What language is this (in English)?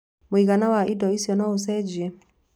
Kikuyu